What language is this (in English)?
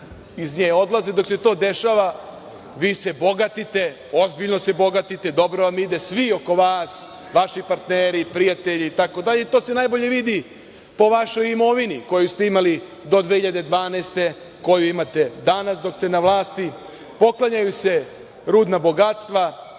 Serbian